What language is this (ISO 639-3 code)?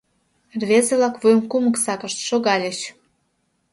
chm